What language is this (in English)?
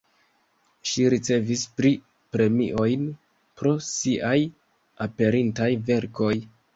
Esperanto